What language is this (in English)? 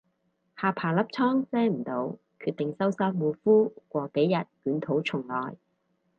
Cantonese